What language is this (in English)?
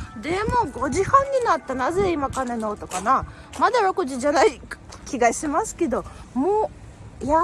Japanese